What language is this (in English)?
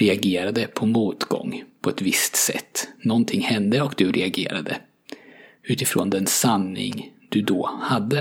Swedish